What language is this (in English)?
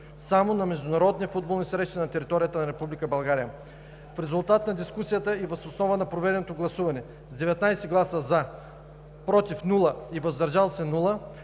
Bulgarian